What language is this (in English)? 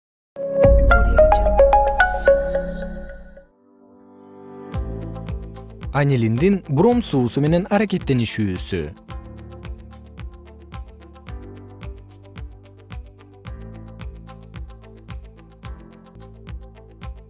Kyrgyz